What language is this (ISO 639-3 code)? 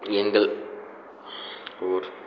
tam